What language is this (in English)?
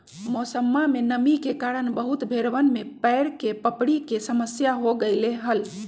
Magahi